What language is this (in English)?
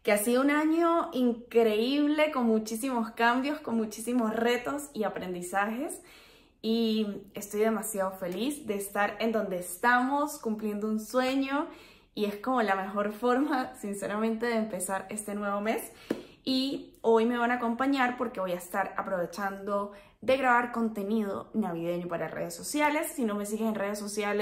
Spanish